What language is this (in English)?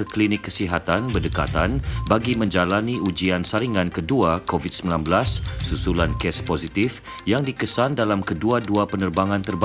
Malay